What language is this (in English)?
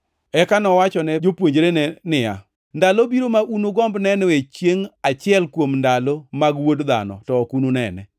Luo (Kenya and Tanzania)